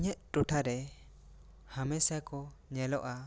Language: Santali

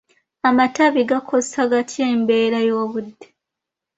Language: Ganda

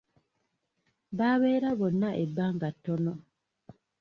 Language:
Ganda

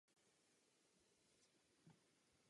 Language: Czech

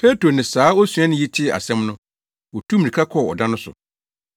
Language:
Akan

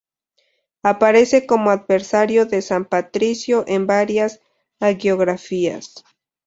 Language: Spanish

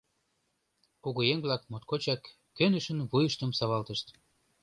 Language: Mari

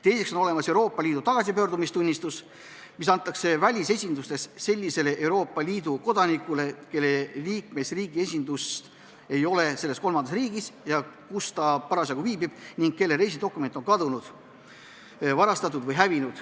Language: Estonian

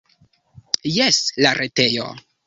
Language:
Esperanto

